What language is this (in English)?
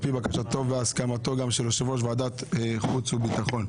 Hebrew